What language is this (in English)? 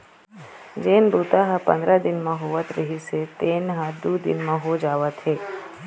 Chhattisgarhi